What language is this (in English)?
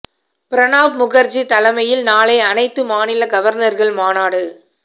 Tamil